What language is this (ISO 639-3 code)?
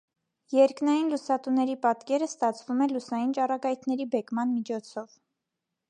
hye